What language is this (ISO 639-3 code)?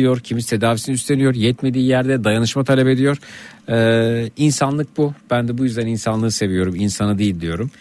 tur